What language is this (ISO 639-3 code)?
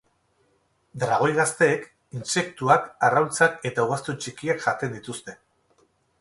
eus